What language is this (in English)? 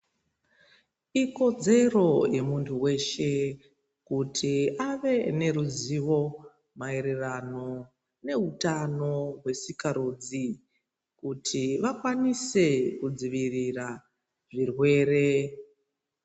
Ndau